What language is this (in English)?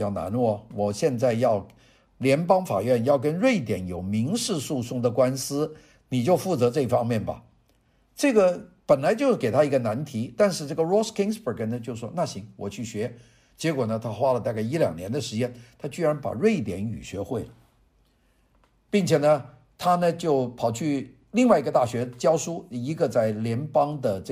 Chinese